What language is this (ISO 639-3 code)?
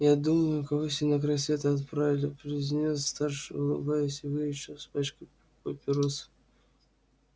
rus